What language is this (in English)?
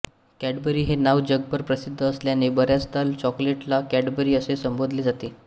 Marathi